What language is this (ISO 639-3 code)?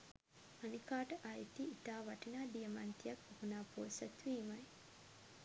sin